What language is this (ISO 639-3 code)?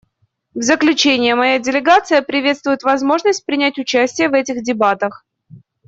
rus